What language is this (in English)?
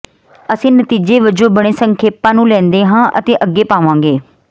Punjabi